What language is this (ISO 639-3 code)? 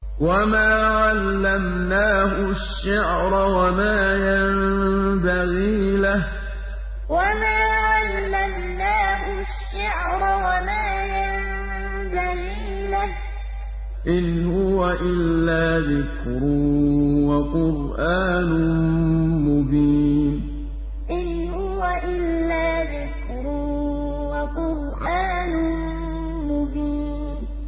ara